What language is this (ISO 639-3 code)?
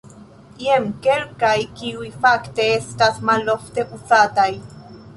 epo